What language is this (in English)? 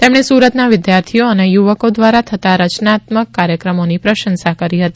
Gujarati